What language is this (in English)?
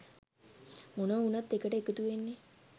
Sinhala